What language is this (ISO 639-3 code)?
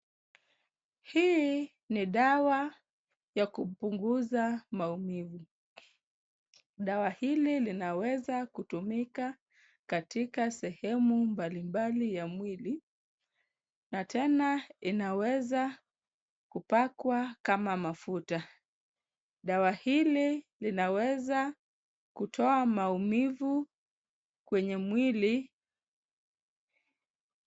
swa